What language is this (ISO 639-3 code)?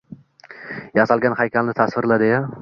uzb